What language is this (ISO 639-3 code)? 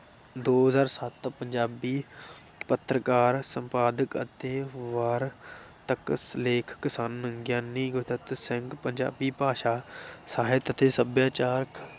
pan